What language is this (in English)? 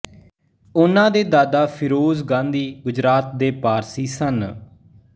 Punjabi